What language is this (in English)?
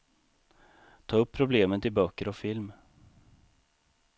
Swedish